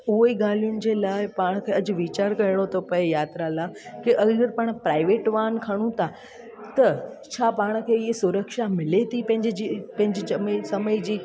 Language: Sindhi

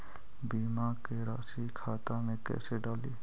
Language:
Magahi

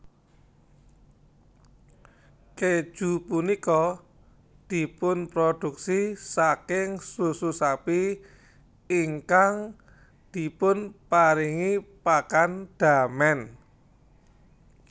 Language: Javanese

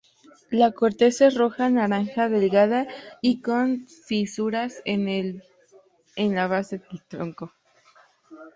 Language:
Spanish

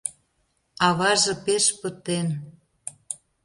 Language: Mari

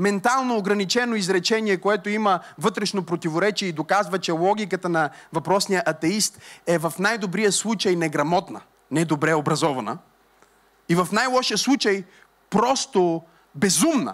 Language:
Bulgarian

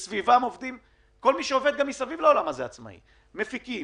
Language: Hebrew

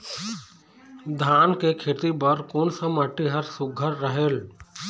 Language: Chhattisgarhi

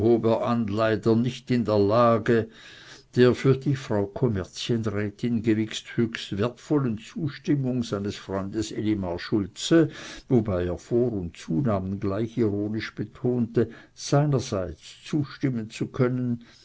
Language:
German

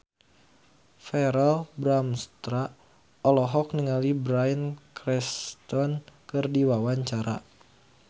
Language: Sundanese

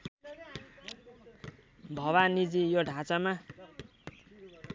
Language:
Nepali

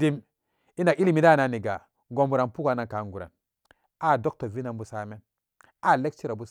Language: Samba Daka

